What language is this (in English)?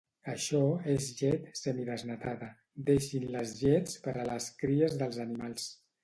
Catalan